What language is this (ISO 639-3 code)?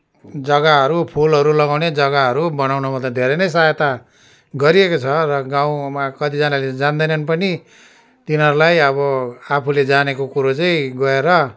nep